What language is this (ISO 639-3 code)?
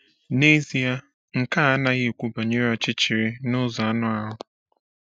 ibo